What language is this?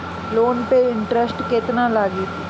Bhojpuri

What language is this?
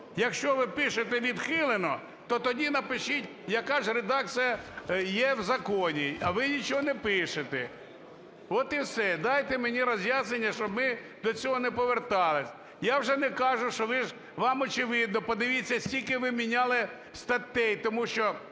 Ukrainian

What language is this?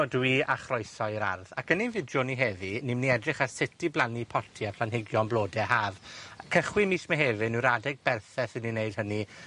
Welsh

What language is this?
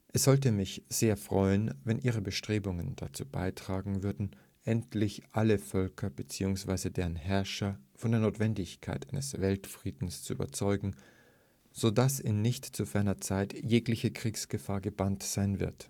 German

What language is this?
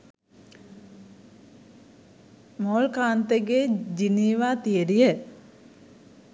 Sinhala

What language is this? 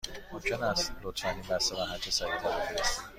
Persian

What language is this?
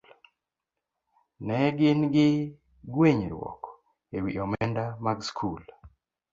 Luo (Kenya and Tanzania)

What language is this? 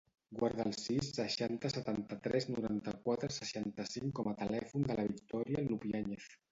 Catalan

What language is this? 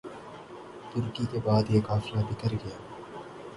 Urdu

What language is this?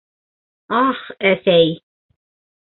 Bashkir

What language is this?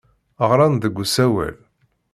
Kabyle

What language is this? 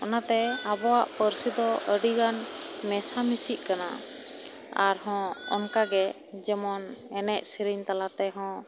Santali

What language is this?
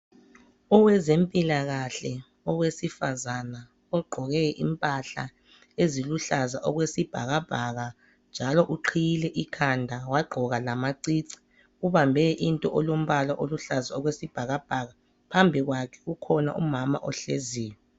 North Ndebele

